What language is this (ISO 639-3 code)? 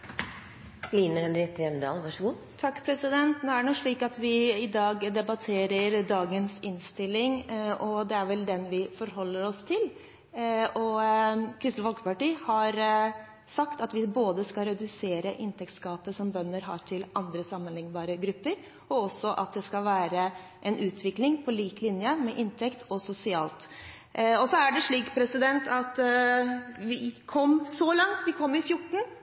nor